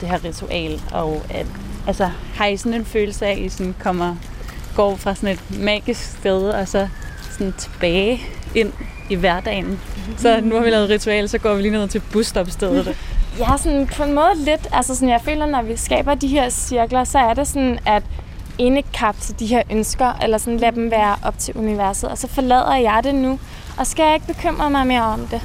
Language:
Danish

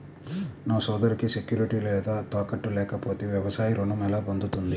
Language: Telugu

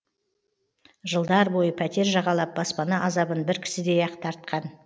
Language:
Kazakh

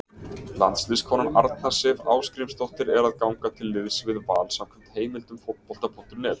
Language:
Icelandic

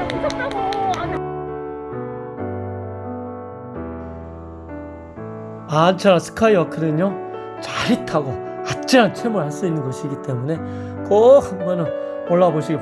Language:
Korean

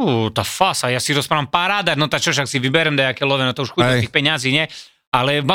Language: Slovak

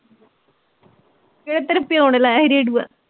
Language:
Punjabi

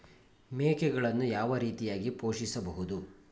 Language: Kannada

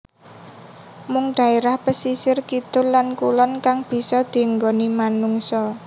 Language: Javanese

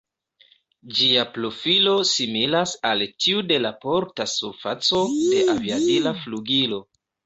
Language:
Esperanto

